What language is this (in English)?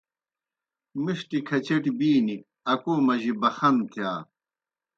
Kohistani Shina